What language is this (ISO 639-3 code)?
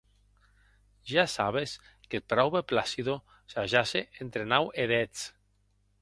oci